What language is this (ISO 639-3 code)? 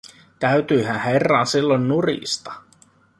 fin